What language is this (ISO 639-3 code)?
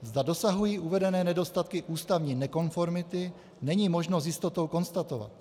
ces